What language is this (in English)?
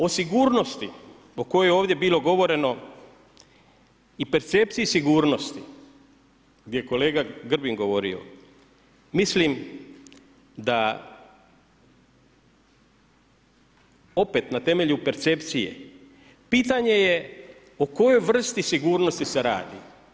Croatian